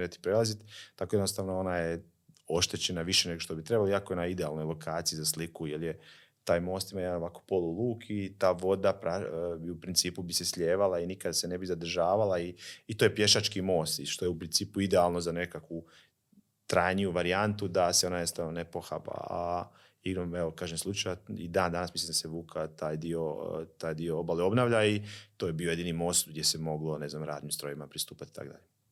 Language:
Croatian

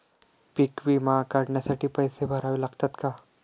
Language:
Marathi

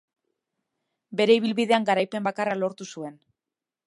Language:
Basque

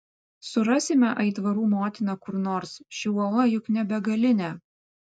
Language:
Lithuanian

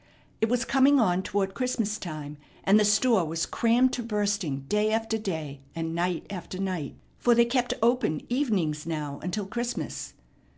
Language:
English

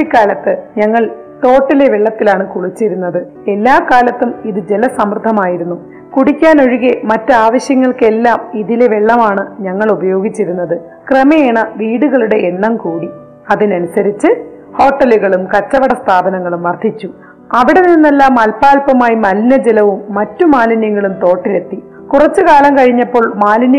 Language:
Malayalam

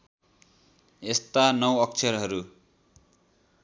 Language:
Nepali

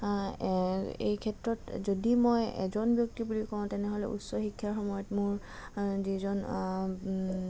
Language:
Assamese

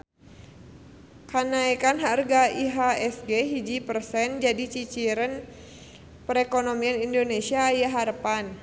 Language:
Sundanese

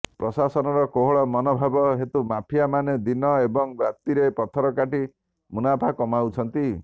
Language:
Odia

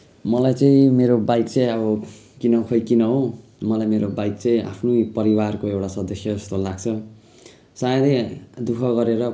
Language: Nepali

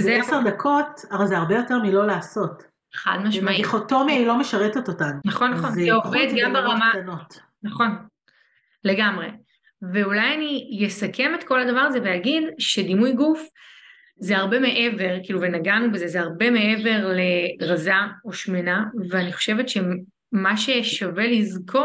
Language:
Hebrew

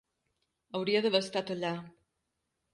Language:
Catalan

